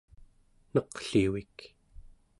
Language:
Central Yupik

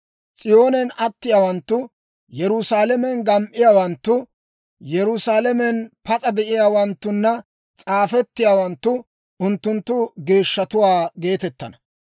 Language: Dawro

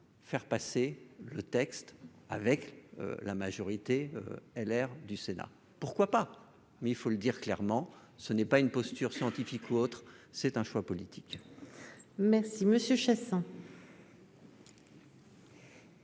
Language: French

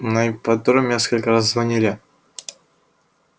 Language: Russian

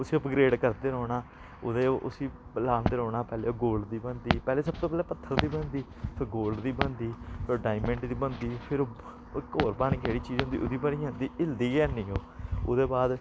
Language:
Dogri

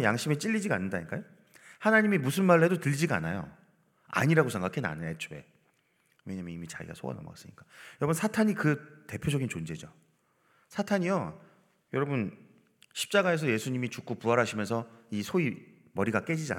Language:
Korean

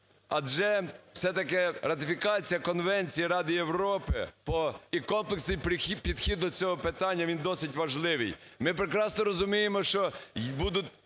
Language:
Ukrainian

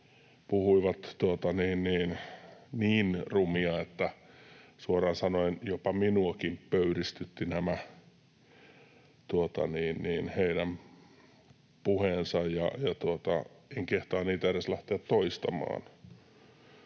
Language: Finnish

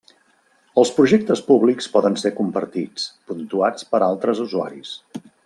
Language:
Catalan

